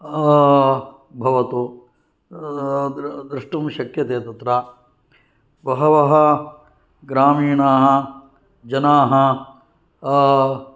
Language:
Sanskrit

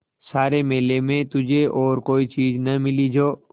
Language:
Hindi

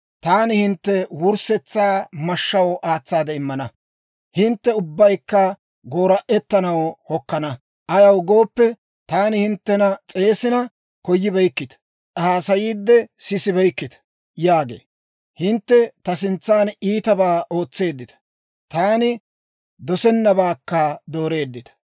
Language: Dawro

